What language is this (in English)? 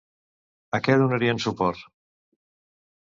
Catalan